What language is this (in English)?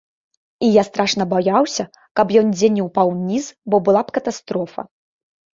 Belarusian